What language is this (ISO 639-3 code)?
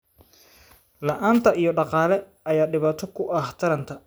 som